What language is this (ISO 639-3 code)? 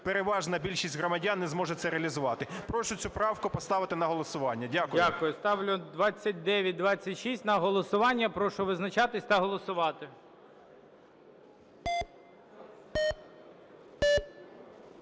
ukr